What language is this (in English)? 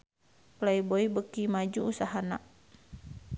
Sundanese